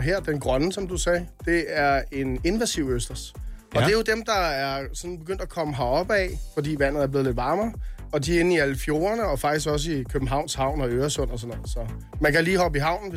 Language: Danish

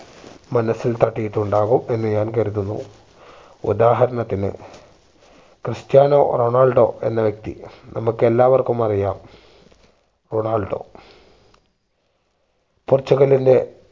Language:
Malayalam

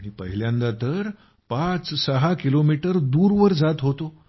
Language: Marathi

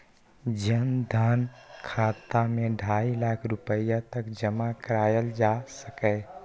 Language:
Maithili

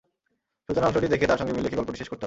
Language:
Bangla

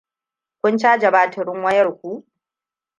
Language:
Hausa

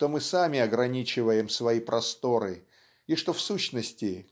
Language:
Russian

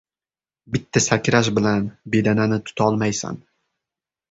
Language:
Uzbek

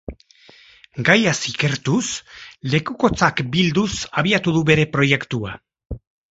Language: Basque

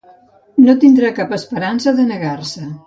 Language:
Catalan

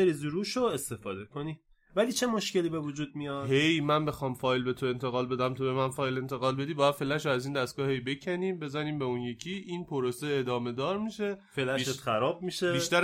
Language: Persian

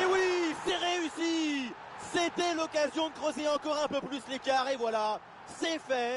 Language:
French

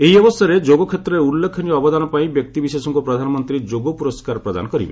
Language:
Odia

